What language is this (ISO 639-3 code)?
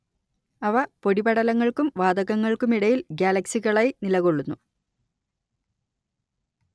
mal